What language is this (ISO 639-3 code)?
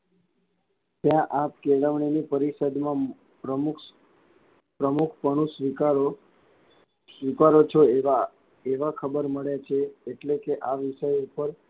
guj